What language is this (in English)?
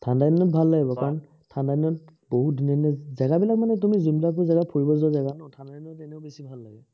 Assamese